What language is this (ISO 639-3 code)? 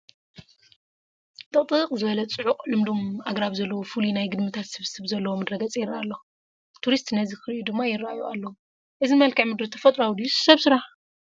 tir